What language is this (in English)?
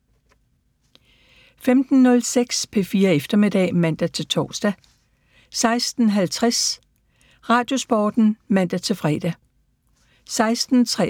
Danish